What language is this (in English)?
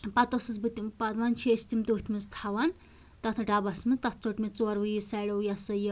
Kashmiri